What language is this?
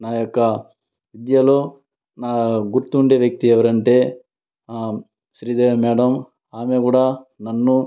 Telugu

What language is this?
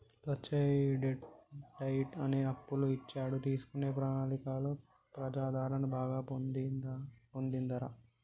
Telugu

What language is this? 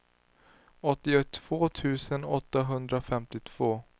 Swedish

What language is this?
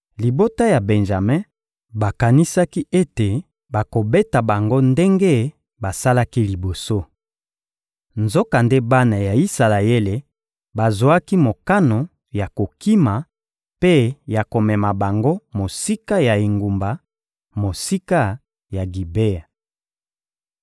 Lingala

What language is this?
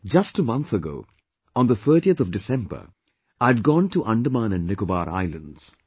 English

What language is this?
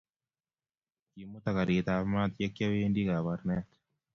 Kalenjin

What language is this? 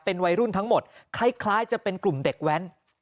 Thai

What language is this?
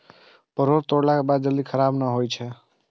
Maithili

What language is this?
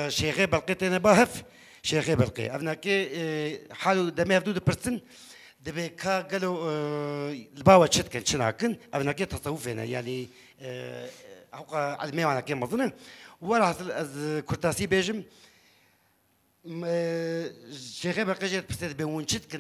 Arabic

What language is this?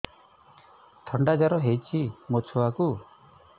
Odia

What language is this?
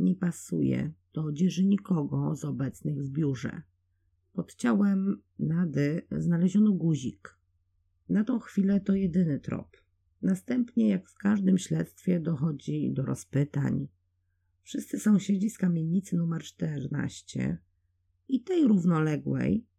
Polish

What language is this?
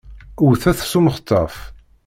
Kabyle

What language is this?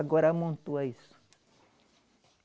Portuguese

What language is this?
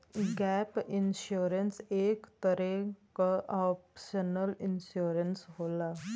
Bhojpuri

